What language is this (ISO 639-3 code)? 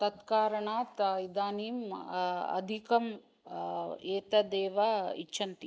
san